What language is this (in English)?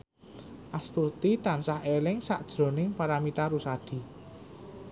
Javanese